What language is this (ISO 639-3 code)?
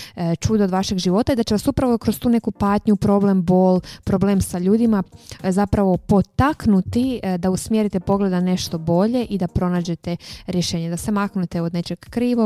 hrv